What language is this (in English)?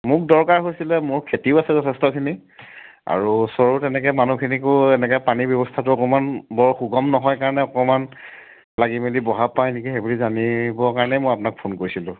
Assamese